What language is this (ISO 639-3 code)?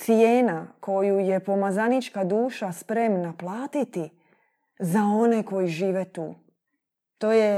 hrv